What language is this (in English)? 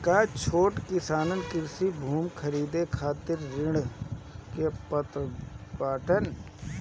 Bhojpuri